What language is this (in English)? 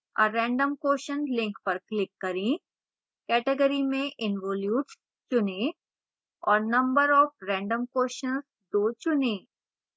Hindi